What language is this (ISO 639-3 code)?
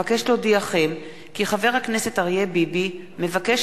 heb